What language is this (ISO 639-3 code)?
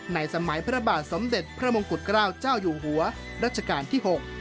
tha